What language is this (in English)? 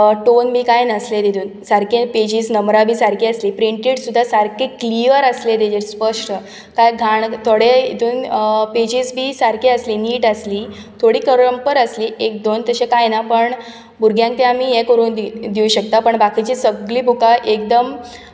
Konkani